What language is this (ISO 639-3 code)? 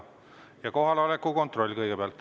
est